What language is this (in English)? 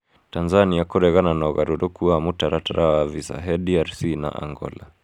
Kikuyu